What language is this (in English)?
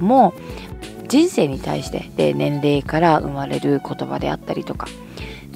Japanese